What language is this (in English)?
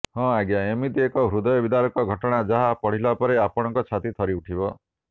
Odia